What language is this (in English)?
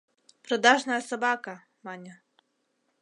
Mari